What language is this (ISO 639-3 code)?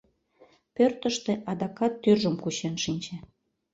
chm